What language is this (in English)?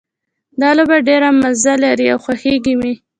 Pashto